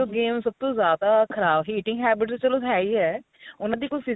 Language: Punjabi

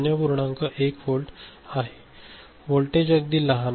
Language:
Marathi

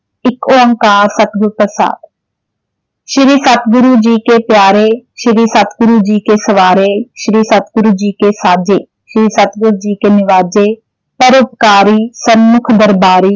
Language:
Punjabi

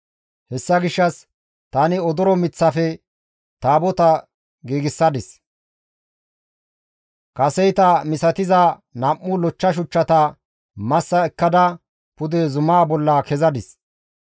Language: Gamo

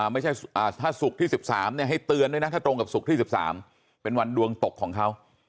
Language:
Thai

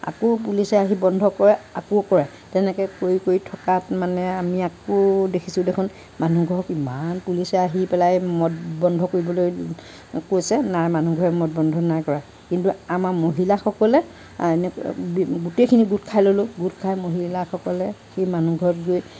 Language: Assamese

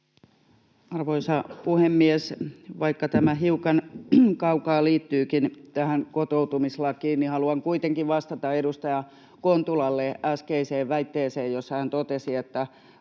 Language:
Finnish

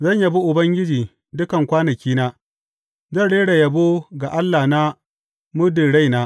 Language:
Hausa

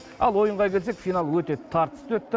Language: Kazakh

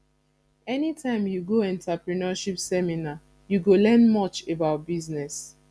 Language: Nigerian Pidgin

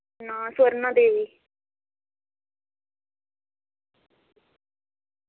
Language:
Dogri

